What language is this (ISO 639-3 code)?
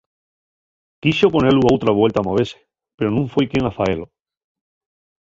ast